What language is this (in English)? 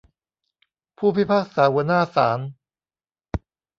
Thai